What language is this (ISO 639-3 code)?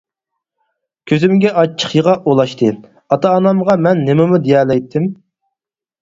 uig